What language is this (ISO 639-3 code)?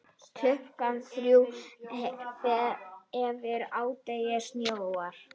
isl